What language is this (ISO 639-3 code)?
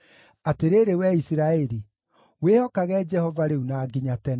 kik